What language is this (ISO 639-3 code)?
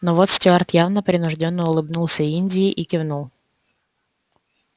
rus